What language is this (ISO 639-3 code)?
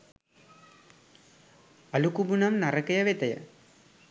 sin